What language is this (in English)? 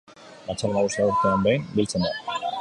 Basque